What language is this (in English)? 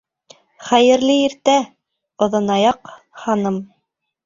Bashkir